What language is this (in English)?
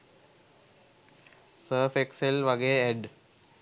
Sinhala